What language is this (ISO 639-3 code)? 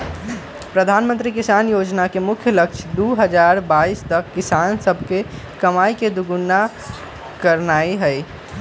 mag